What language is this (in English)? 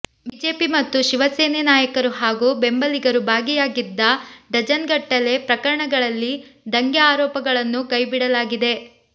Kannada